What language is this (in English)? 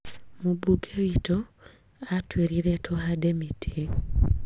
Kikuyu